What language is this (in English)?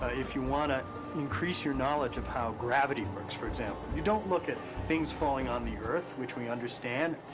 English